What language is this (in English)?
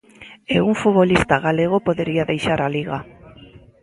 Galician